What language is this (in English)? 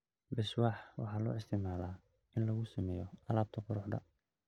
Somali